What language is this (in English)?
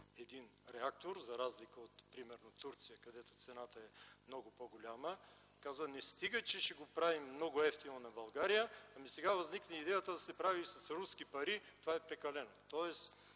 Bulgarian